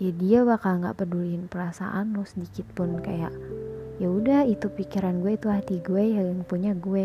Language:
Indonesian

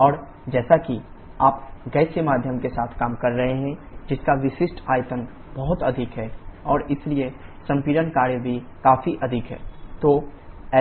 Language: Hindi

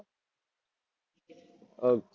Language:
Gujarati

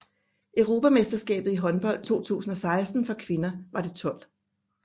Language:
Danish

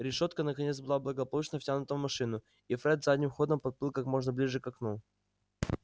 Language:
Russian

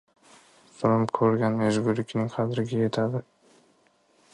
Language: Uzbek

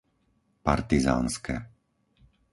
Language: Slovak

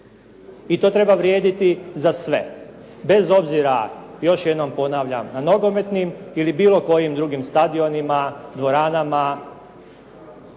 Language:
Croatian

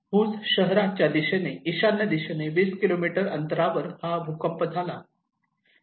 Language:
Marathi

